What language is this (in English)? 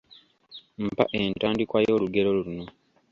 Ganda